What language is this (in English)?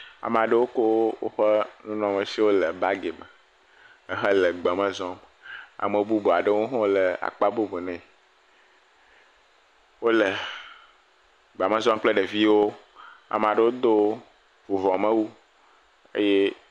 Ewe